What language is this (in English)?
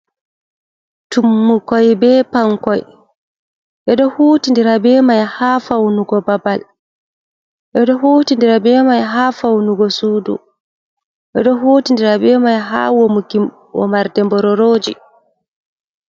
Fula